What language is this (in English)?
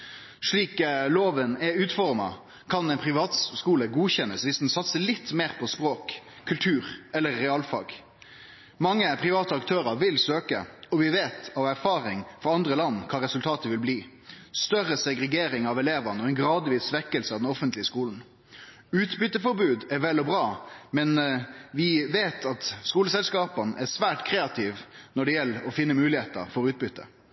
Norwegian Nynorsk